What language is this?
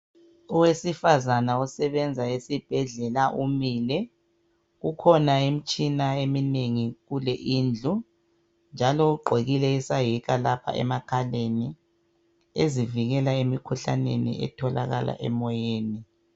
North Ndebele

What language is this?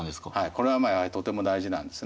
Japanese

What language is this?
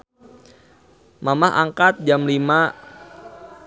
Sundanese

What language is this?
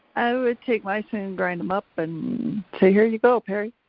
English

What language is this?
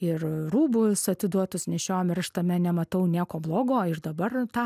Lithuanian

